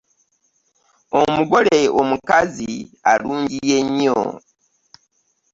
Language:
Ganda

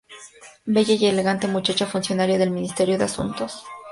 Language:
Spanish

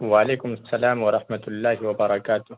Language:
Urdu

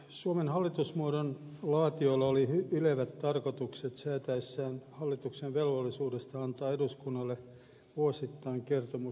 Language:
Finnish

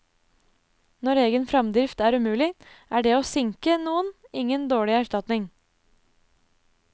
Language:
Norwegian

